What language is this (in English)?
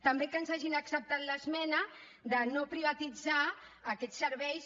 Catalan